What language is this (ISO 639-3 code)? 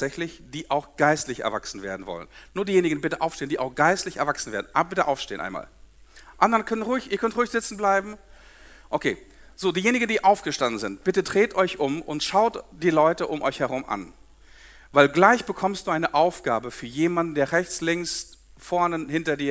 deu